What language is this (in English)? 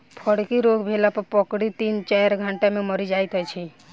Maithili